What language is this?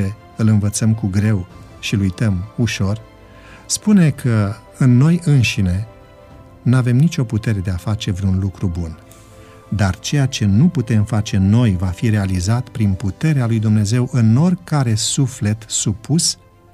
Romanian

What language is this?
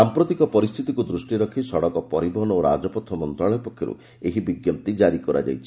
Odia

